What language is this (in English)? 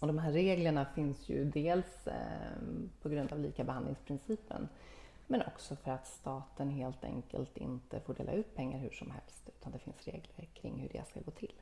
Swedish